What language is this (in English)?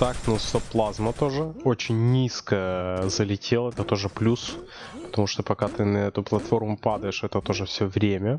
Russian